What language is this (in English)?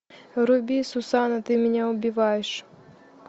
Russian